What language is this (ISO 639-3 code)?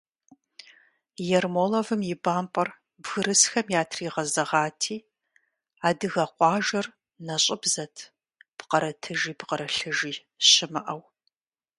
kbd